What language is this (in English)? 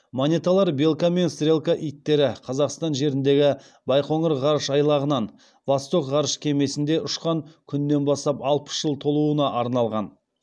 Kazakh